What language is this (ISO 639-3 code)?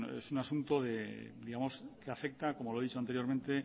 spa